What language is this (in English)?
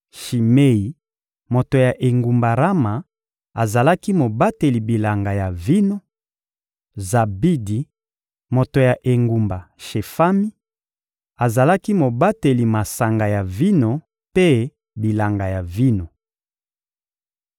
Lingala